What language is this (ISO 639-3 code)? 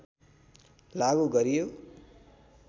nep